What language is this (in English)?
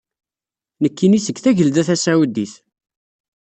Kabyle